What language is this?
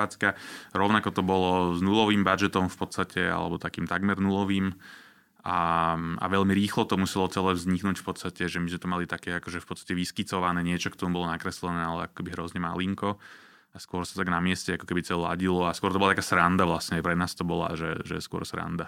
Slovak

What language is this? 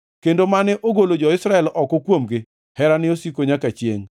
Luo (Kenya and Tanzania)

